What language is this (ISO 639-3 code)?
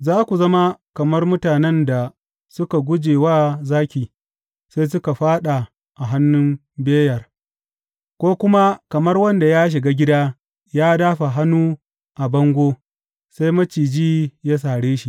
hau